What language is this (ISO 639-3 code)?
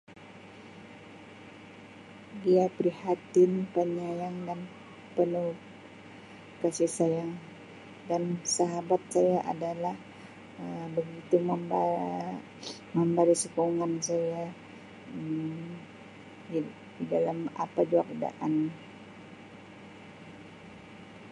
msi